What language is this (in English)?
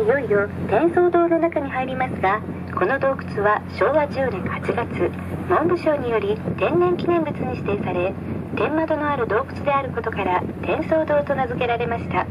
Japanese